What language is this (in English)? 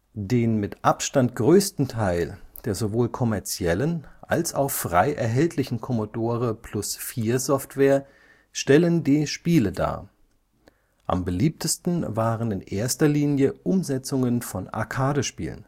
German